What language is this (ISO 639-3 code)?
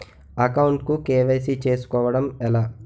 tel